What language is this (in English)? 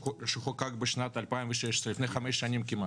Hebrew